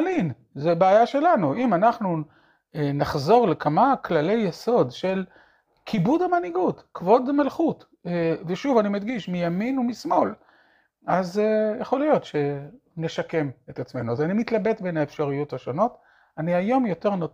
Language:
Hebrew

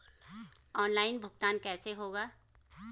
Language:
Hindi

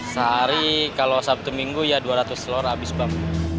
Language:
Indonesian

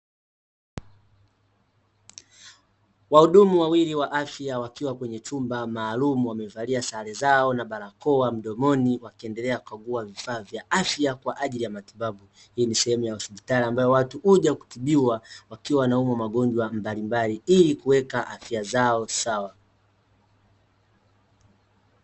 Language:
Swahili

